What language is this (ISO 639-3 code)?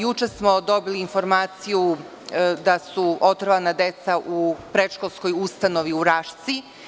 srp